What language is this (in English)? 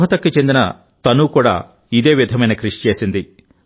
Telugu